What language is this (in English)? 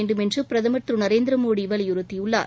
Tamil